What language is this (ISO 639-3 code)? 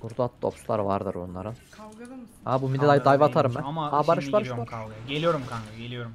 tur